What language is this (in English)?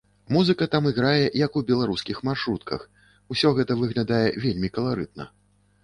Belarusian